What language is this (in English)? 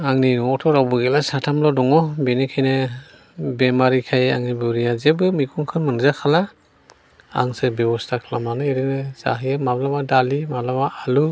Bodo